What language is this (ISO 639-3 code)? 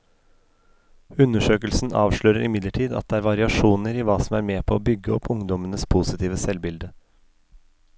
nor